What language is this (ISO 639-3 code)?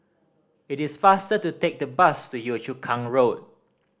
eng